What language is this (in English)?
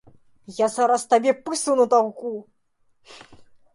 Belarusian